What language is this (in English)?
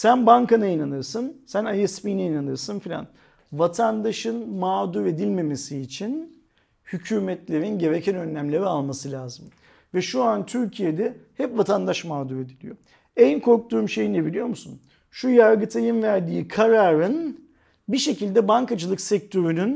Turkish